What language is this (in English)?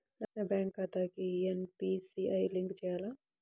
Telugu